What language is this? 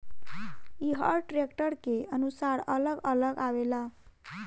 Bhojpuri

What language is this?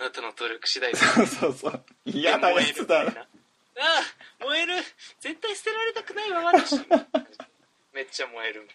Japanese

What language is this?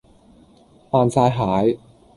Cantonese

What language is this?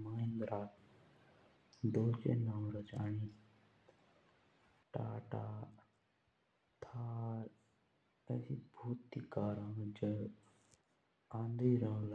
Jaunsari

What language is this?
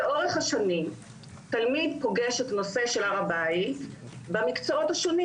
Hebrew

